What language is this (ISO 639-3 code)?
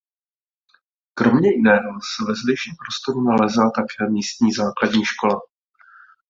ces